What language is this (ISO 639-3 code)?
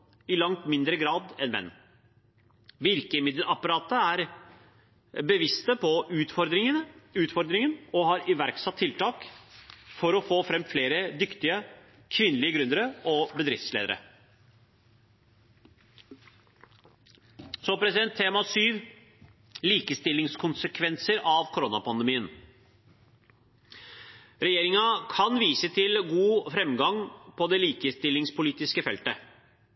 nob